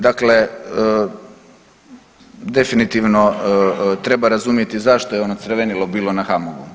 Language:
Croatian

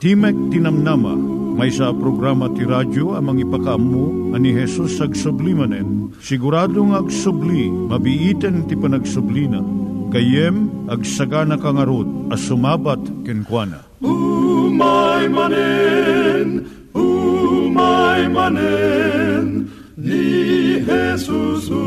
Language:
Filipino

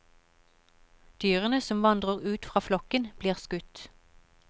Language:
Norwegian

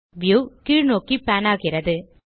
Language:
Tamil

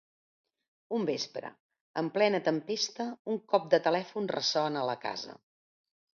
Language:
Catalan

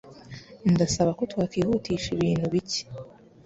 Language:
Kinyarwanda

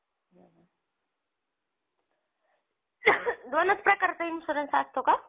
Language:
Marathi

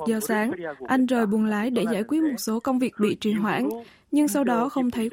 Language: Vietnamese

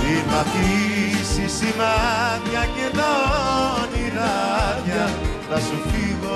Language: Greek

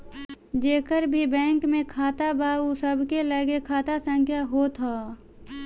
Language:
Bhojpuri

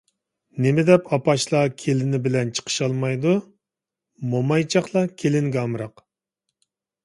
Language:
Uyghur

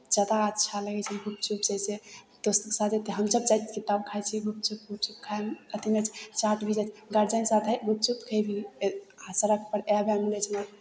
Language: Maithili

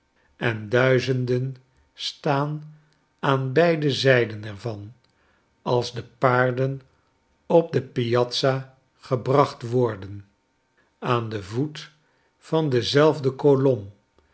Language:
Dutch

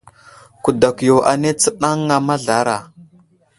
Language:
Wuzlam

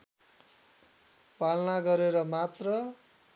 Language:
Nepali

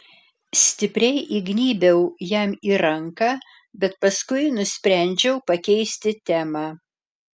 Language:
Lithuanian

